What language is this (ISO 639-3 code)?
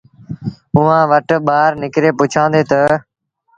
sbn